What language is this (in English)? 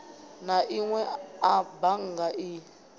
Venda